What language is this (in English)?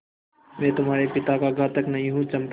Hindi